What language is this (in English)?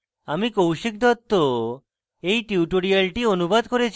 Bangla